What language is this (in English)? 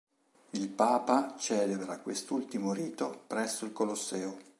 Italian